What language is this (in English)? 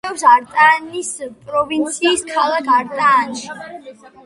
Georgian